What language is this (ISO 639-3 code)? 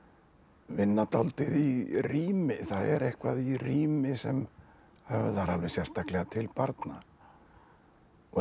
isl